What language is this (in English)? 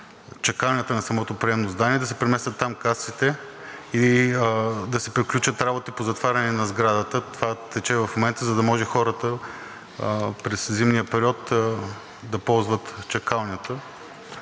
Bulgarian